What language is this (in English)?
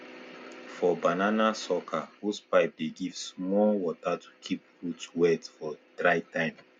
Nigerian Pidgin